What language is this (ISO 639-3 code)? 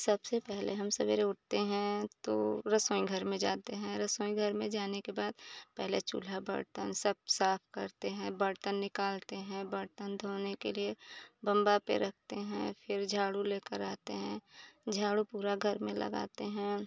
hin